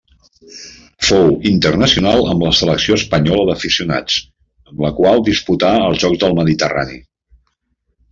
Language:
Catalan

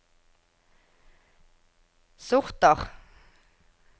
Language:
Norwegian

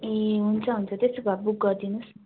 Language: Nepali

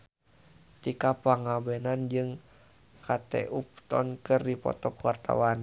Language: Sundanese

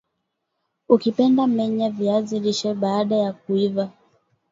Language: Swahili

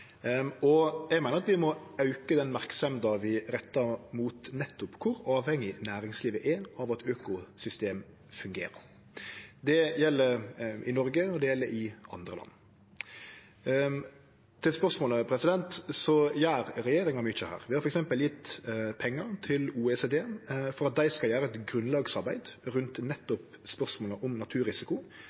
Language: Norwegian Nynorsk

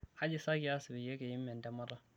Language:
Masai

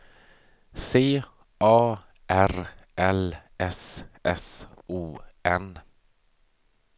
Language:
Swedish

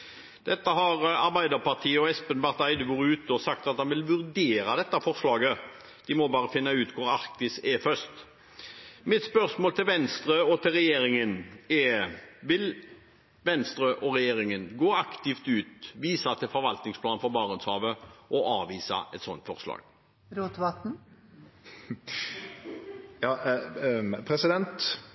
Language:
Norwegian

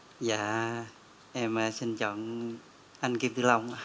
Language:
Vietnamese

